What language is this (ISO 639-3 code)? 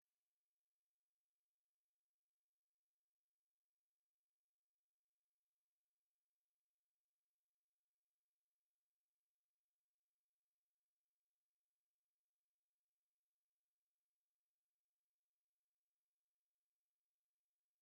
kin